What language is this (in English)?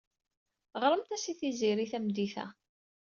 Kabyle